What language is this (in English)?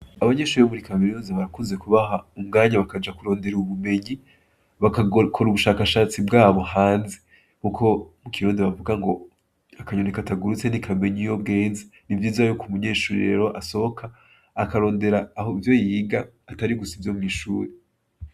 Rundi